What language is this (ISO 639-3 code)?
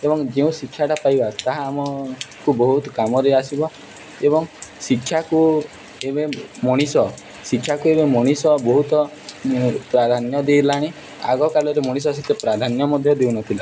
ori